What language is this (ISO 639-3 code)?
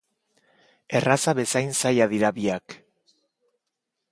eus